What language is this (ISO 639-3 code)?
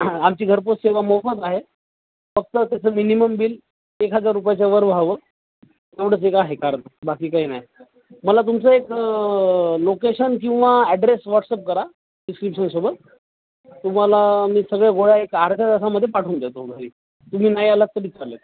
mar